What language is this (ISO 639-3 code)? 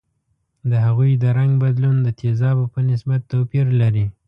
pus